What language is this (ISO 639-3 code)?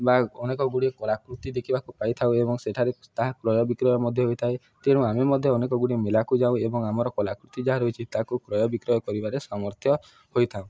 ori